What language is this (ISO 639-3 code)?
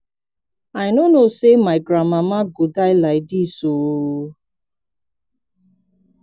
pcm